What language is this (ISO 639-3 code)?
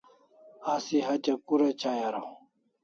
kls